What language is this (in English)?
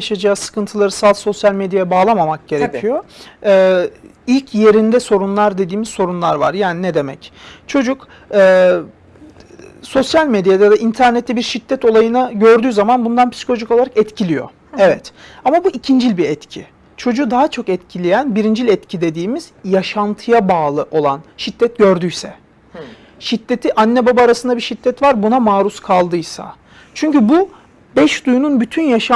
Turkish